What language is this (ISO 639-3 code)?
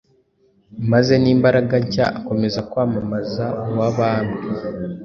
kin